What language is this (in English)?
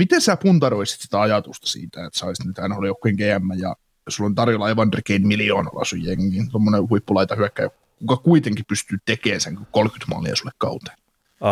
Finnish